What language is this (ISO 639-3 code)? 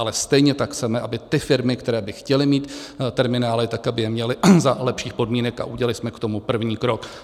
ces